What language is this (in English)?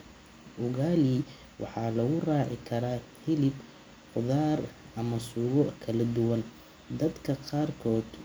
Somali